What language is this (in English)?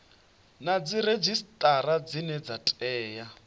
Venda